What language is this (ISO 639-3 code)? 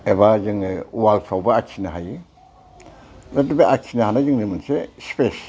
brx